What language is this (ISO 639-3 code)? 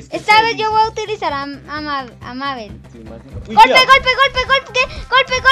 spa